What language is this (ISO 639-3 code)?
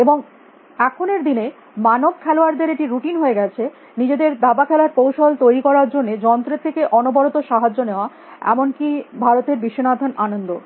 ben